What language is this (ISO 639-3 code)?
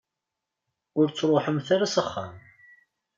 kab